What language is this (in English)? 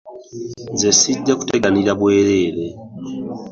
Ganda